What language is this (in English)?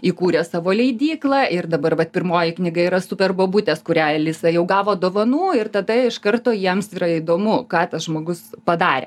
Lithuanian